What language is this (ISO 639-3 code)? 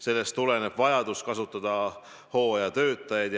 est